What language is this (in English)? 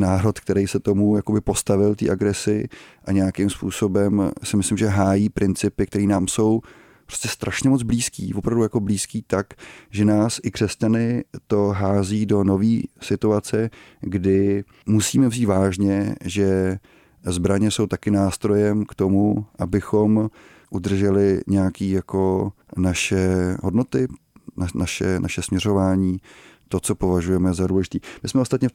Czech